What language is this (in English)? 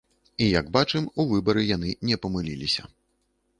Belarusian